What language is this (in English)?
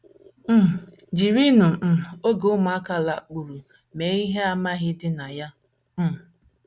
Igbo